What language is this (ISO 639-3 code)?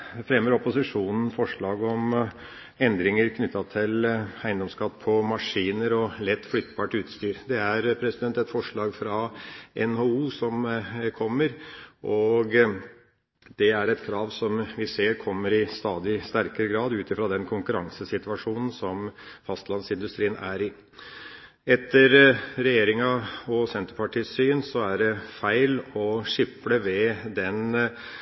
nob